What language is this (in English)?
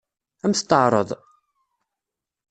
Kabyle